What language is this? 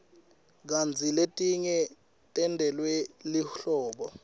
Swati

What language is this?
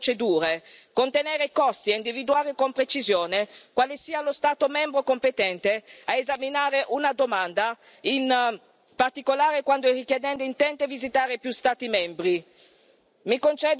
Italian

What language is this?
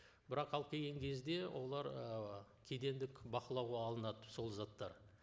Kazakh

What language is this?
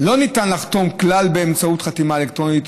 Hebrew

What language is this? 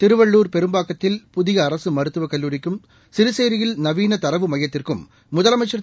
Tamil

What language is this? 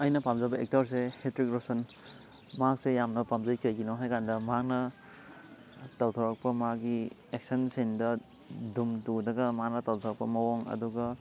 Manipuri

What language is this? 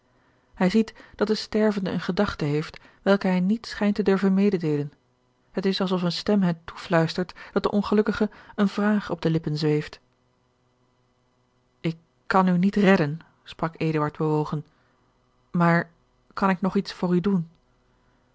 Dutch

